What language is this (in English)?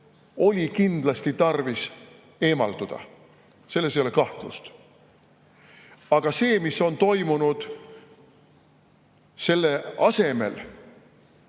Estonian